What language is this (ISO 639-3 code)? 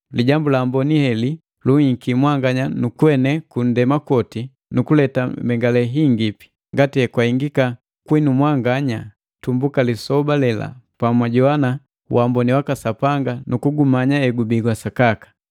mgv